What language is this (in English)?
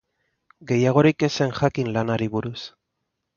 Basque